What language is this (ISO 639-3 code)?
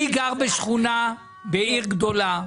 heb